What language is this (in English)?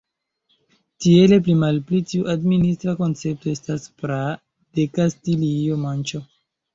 Esperanto